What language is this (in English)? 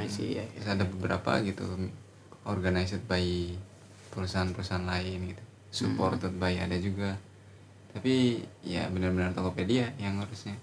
Indonesian